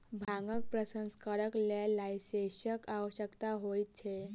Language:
Maithili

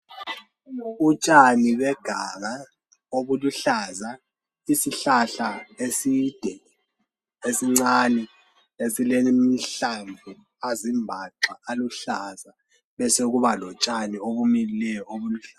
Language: North Ndebele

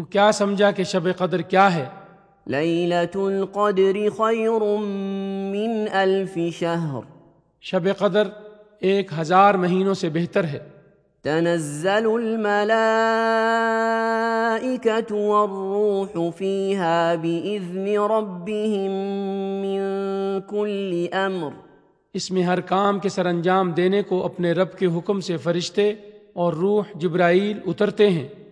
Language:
Urdu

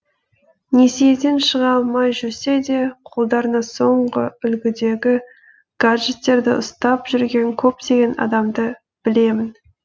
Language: Kazakh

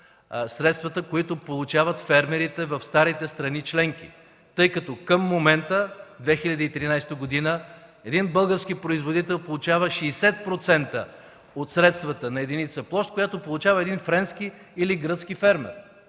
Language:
Bulgarian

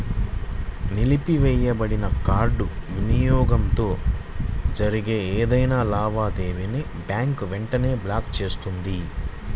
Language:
Telugu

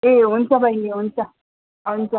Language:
Nepali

